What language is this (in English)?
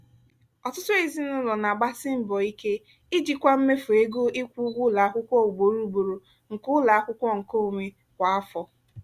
Igbo